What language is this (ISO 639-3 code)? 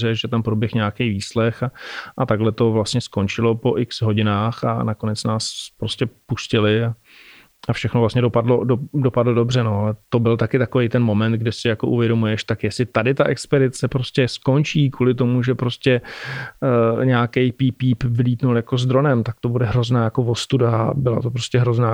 ces